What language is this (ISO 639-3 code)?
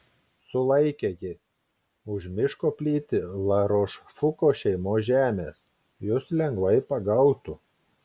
lit